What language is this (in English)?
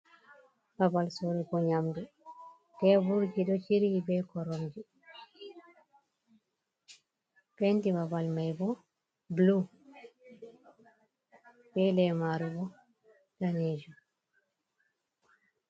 Fula